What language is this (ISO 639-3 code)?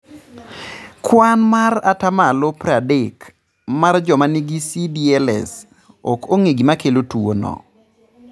luo